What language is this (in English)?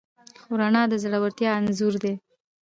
Pashto